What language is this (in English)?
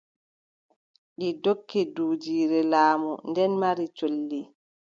Adamawa Fulfulde